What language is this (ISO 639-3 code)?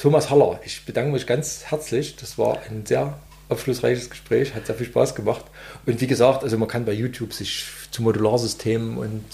deu